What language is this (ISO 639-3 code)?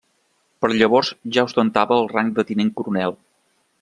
cat